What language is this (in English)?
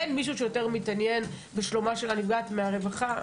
Hebrew